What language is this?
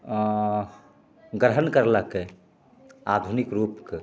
Maithili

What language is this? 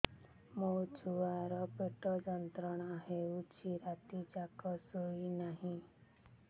Odia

